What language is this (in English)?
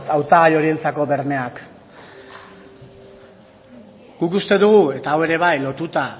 Basque